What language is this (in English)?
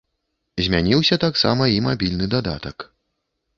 Belarusian